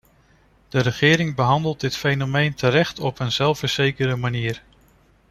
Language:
Dutch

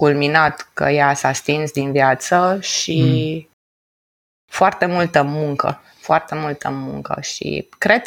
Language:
Romanian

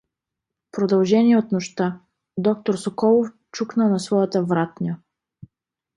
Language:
Bulgarian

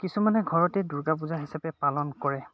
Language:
Assamese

